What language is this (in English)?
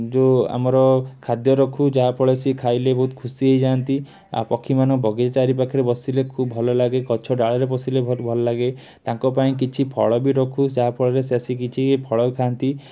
Odia